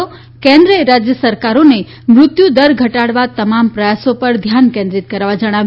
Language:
Gujarati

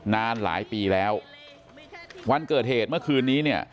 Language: Thai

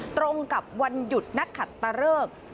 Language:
Thai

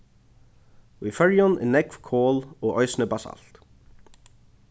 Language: Faroese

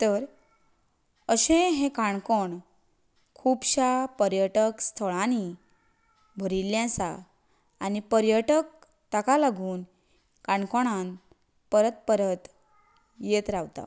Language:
Konkani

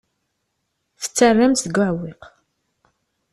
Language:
Kabyle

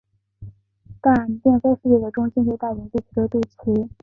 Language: Chinese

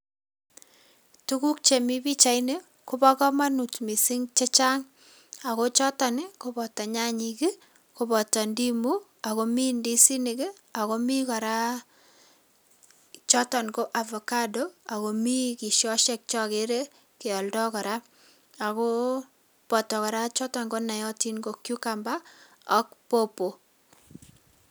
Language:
Kalenjin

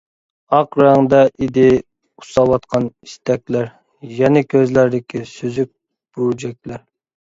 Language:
Uyghur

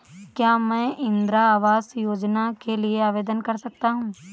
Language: Hindi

